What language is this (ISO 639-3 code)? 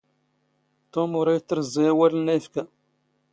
zgh